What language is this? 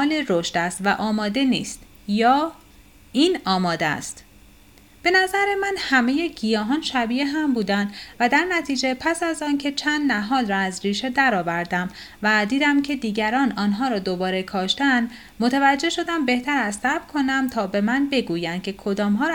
Persian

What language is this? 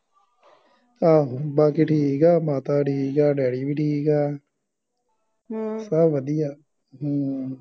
Punjabi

